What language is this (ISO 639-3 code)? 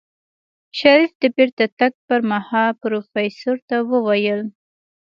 pus